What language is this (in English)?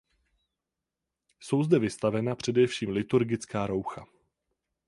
Czech